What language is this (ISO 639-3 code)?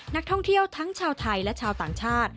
tha